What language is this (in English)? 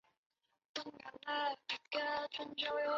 Chinese